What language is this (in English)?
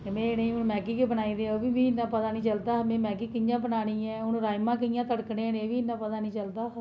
Dogri